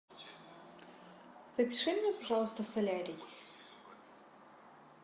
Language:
Russian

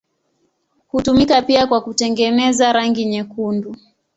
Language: Swahili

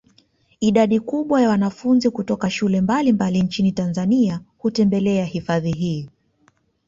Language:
Swahili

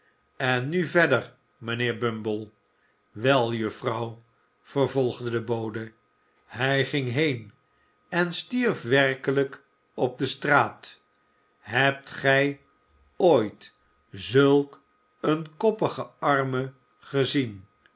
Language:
Dutch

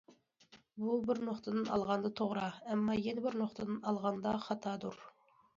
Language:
Uyghur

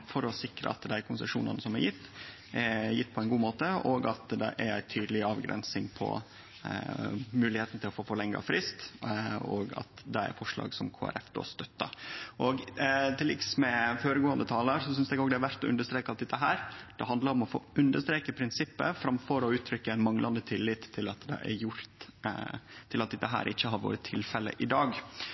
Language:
Norwegian Nynorsk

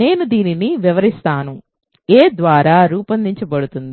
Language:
Telugu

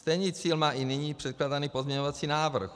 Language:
Czech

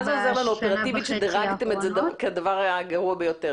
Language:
Hebrew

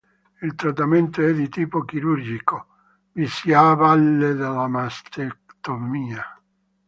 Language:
Italian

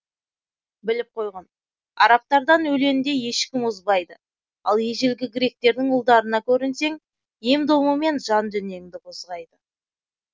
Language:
Kazakh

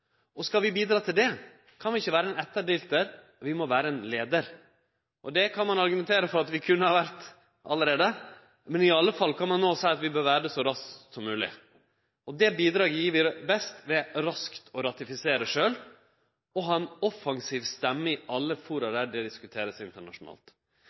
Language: Norwegian Nynorsk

